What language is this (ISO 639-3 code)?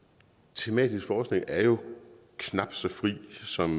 dan